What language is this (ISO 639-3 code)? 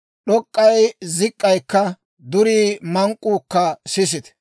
dwr